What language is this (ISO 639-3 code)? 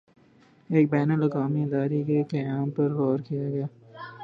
urd